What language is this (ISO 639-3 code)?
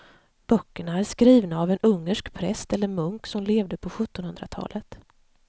swe